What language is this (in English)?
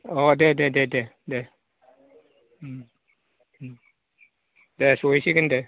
Bodo